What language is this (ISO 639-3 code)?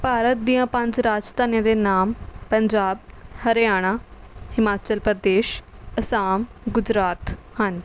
pan